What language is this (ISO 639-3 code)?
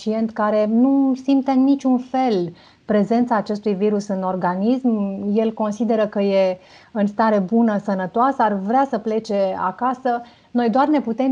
ron